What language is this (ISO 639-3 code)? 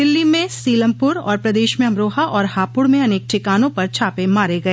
hin